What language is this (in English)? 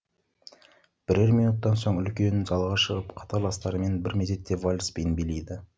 Kazakh